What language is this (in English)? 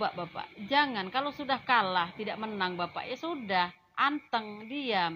Indonesian